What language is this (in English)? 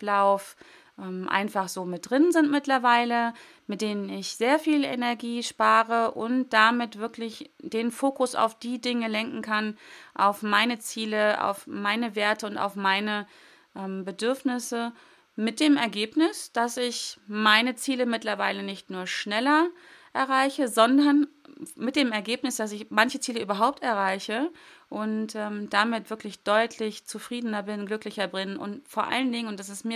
German